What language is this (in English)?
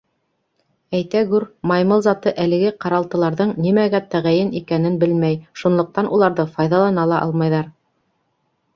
Bashkir